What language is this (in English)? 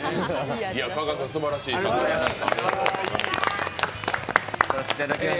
Japanese